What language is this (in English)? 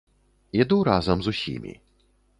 Belarusian